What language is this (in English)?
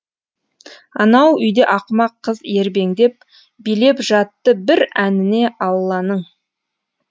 Kazakh